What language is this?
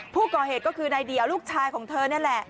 Thai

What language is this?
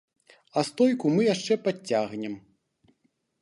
Belarusian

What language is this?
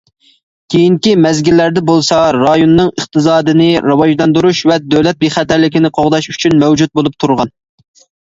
Uyghur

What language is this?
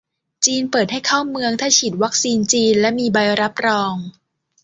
Thai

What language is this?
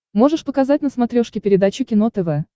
Russian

